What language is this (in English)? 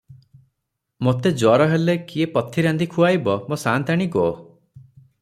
Odia